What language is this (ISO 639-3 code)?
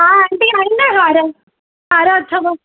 snd